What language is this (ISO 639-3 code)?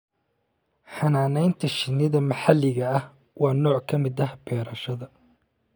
som